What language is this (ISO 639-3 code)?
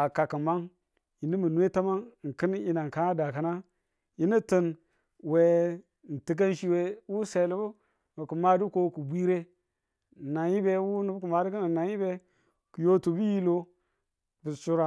tul